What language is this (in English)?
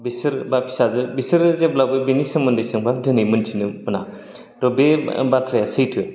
Bodo